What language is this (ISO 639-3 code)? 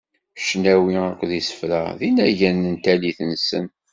kab